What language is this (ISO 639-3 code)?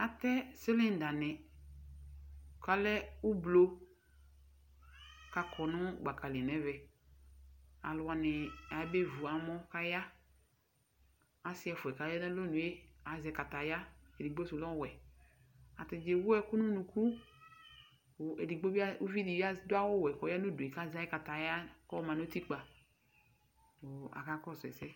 kpo